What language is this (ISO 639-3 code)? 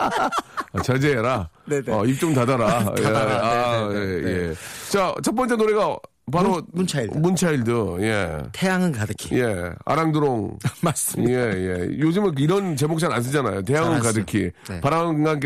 kor